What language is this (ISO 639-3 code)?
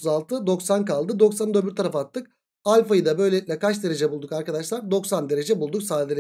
tur